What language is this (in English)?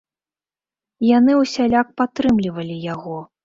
Belarusian